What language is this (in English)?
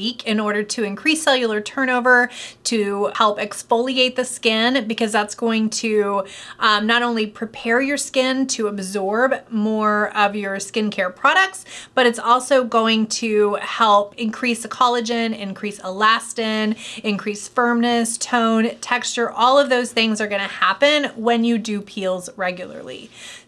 English